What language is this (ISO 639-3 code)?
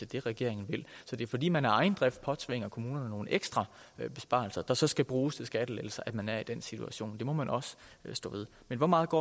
dan